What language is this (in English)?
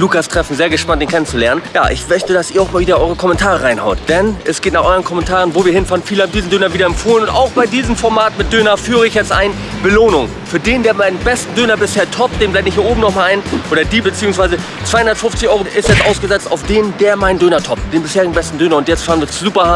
German